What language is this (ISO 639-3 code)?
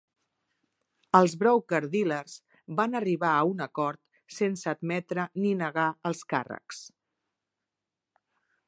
cat